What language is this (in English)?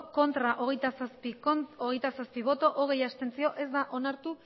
Basque